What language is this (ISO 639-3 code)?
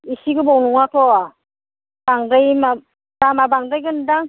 brx